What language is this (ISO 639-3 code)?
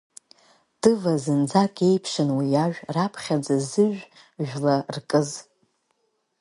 abk